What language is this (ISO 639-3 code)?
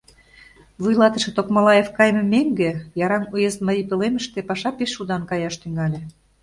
chm